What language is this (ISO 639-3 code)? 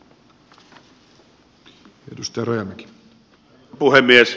fin